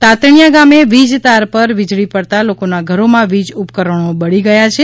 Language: Gujarati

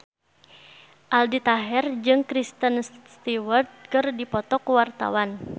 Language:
Sundanese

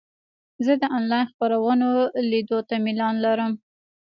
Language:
Pashto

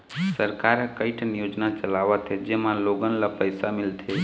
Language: Chhattisgarhi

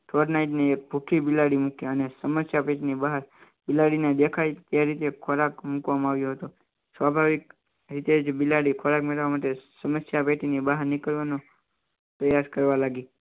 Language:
Gujarati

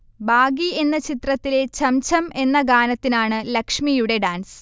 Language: Malayalam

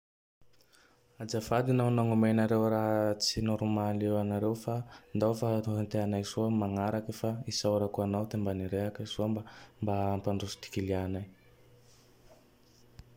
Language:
Tandroy-Mahafaly Malagasy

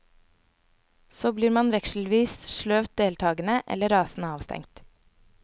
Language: Norwegian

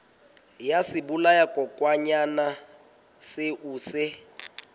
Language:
Southern Sotho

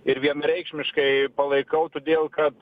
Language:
Lithuanian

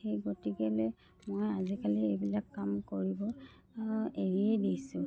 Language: Assamese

